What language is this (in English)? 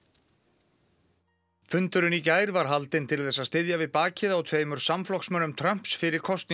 Icelandic